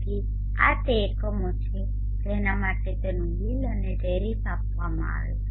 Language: Gujarati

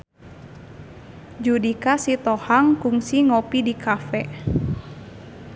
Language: Sundanese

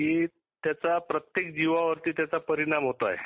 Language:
Marathi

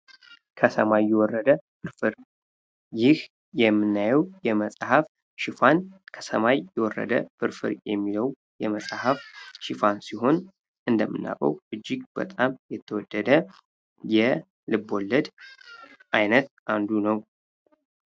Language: Amharic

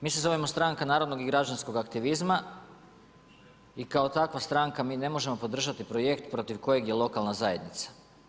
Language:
Croatian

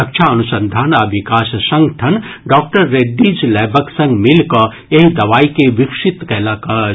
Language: Maithili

